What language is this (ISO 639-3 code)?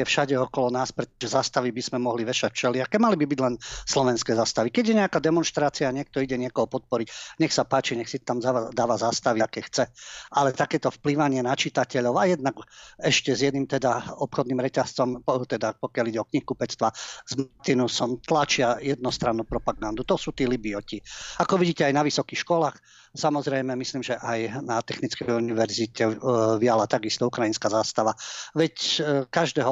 slk